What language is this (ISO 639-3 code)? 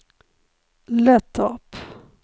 swe